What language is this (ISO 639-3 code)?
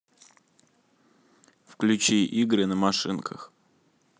rus